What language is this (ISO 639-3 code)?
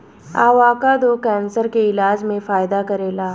bho